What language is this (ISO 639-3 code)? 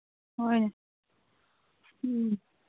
mni